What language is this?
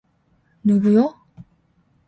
Korean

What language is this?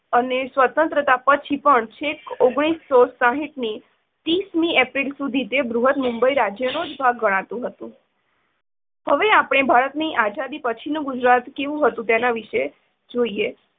Gujarati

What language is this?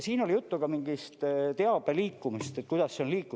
Estonian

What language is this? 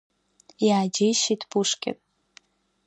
Abkhazian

